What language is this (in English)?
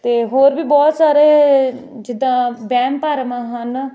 Punjabi